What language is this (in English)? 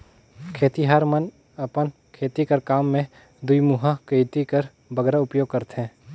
Chhattisgarhi